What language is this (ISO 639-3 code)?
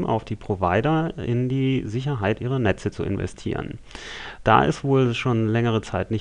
deu